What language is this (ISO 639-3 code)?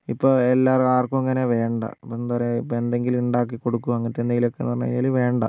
mal